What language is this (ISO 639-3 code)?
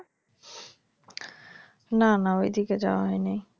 ben